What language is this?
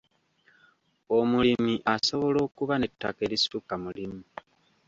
Ganda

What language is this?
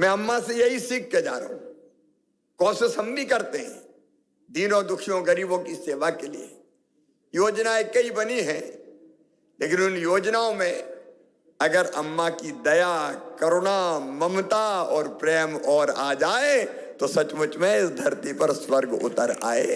Hindi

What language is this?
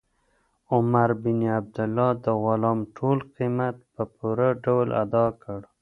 Pashto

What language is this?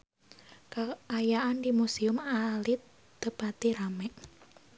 Sundanese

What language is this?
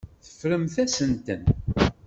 Kabyle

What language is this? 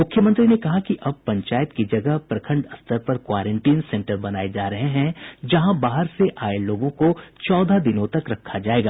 Hindi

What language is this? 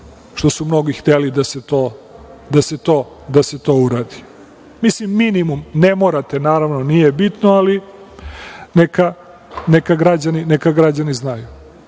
Serbian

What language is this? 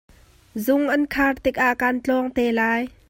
Hakha Chin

